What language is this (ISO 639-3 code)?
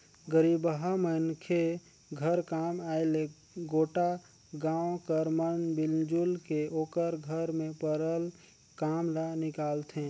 hne